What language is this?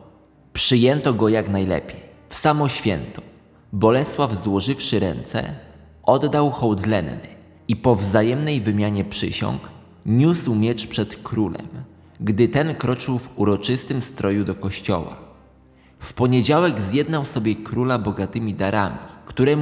Polish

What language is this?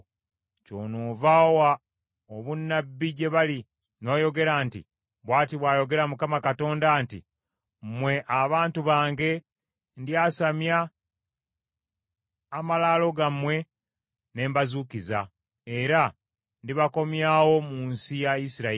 Ganda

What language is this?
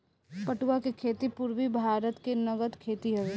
Bhojpuri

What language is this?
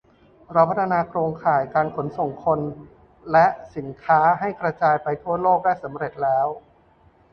Thai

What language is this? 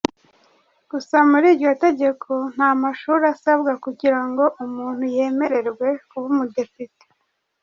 Kinyarwanda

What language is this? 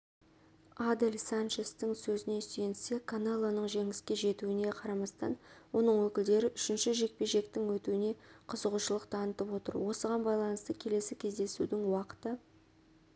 Kazakh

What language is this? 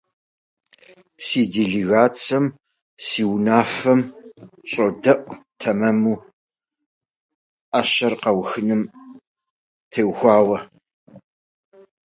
Russian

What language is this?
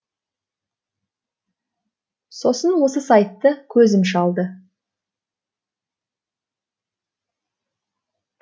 Kazakh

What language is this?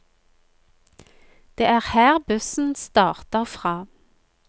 Norwegian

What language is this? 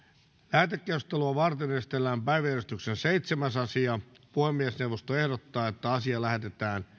Finnish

